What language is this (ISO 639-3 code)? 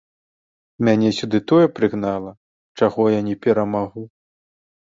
bel